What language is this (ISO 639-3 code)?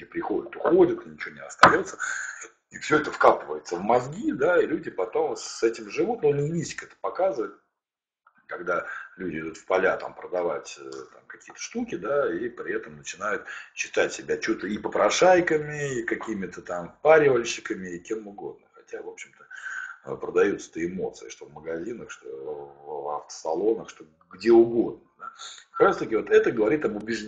rus